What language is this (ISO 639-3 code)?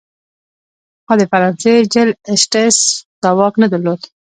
pus